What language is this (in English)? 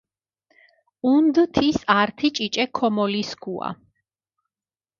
Mingrelian